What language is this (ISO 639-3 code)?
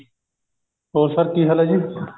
pan